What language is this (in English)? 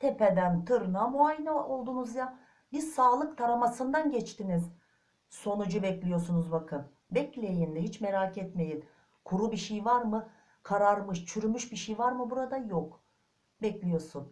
Turkish